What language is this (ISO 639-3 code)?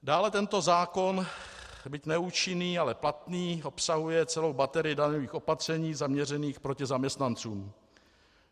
ces